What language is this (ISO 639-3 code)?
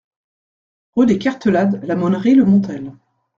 fra